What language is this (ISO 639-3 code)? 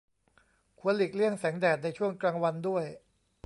tha